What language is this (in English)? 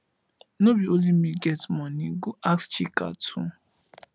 Nigerian Pidgin